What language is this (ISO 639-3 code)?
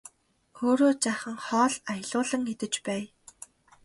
mon